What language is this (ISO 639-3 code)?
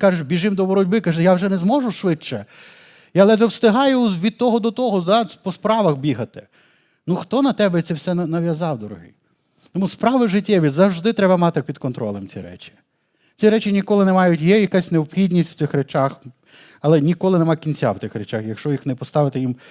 ukr